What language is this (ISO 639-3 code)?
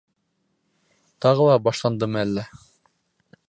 bak